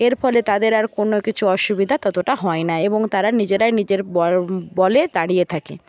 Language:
Bangla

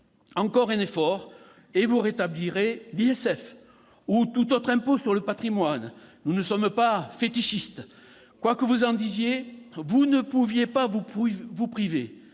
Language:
French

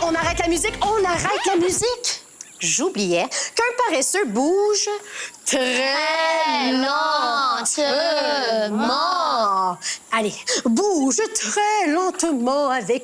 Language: French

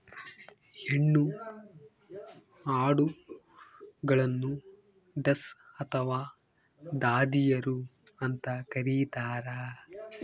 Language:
Kannada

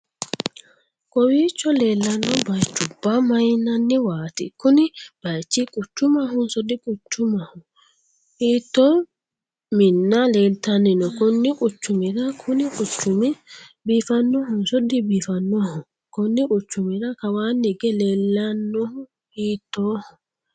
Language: Sidamo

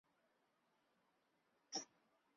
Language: Chinese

